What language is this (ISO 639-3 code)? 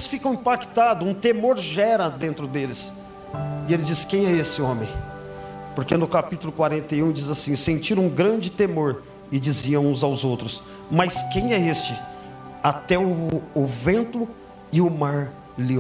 por